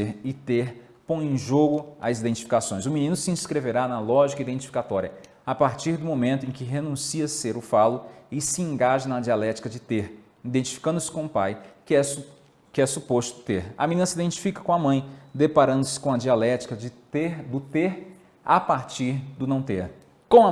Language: Portuguese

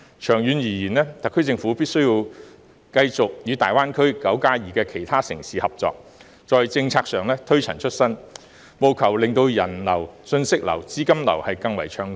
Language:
Cantonese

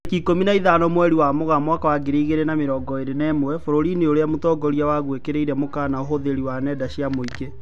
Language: Kikuyu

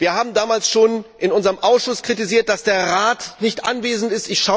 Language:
German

